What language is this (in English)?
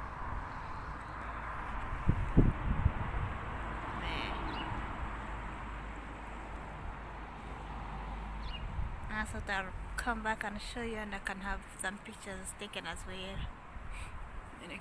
English